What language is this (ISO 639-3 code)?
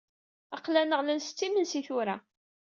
kab